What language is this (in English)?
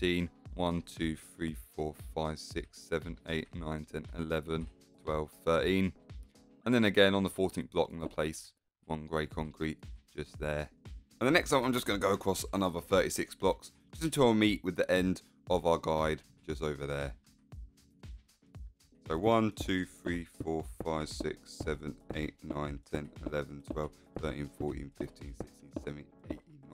English